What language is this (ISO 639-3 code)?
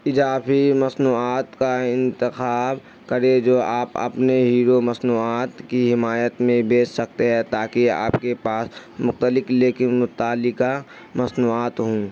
urd